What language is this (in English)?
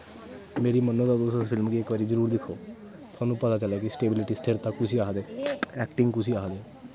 Dogri